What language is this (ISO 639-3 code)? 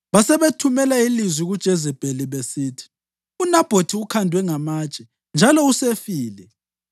nde